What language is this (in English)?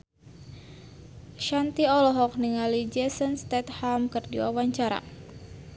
Sundanese